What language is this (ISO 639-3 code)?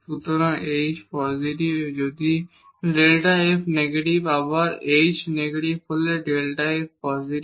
ben